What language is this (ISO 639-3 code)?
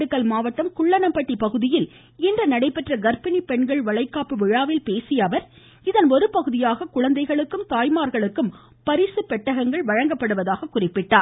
tam